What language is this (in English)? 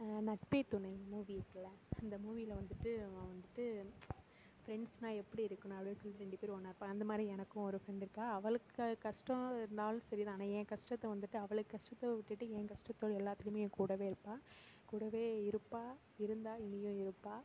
Tamil